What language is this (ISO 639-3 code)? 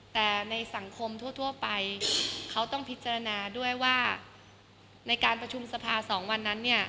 tha